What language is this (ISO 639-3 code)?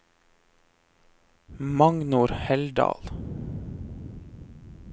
nor